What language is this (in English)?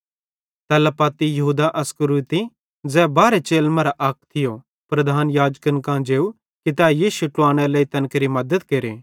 Bhadrawahi